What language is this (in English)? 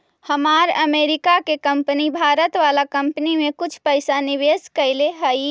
Magahi